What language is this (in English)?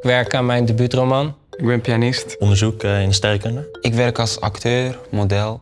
Dutch